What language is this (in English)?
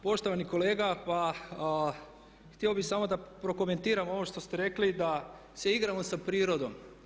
Croatian